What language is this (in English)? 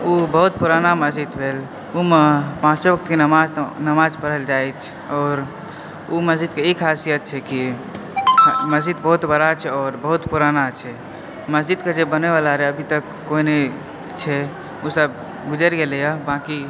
Maithili